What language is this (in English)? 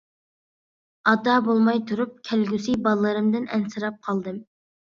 Uyghur